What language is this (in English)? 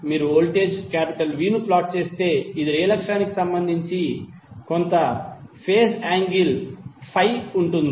Telugu